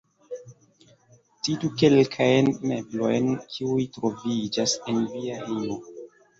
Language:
Esperanto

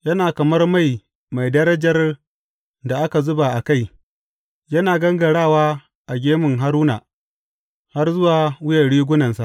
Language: Hausa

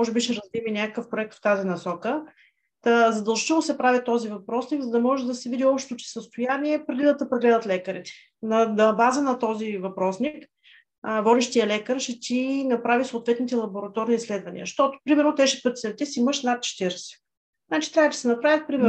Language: Bulgarian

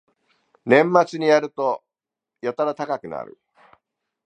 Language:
Japanese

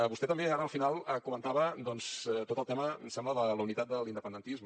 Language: Catalan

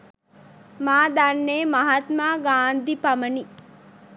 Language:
Sinhala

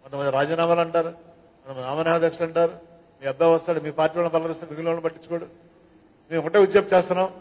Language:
Telugu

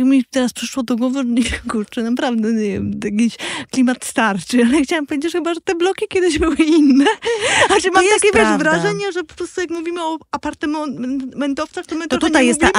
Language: Polish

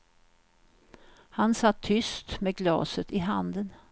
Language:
Swedish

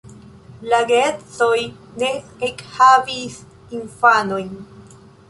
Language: Esperanto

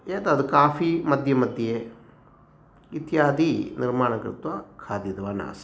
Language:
Sanskrit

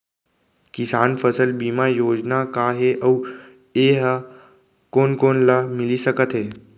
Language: Chhattisgarhi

